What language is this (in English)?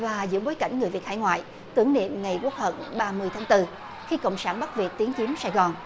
Vietnamese